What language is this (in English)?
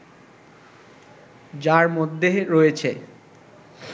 Bangla